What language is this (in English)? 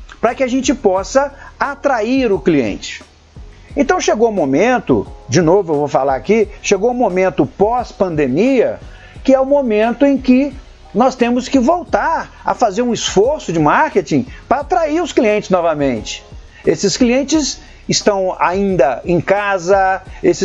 Portuguese